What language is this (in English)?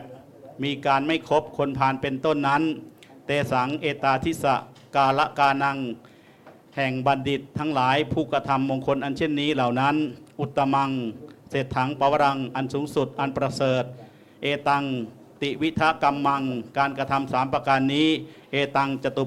Thai